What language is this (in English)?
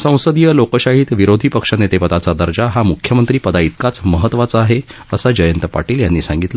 Marathi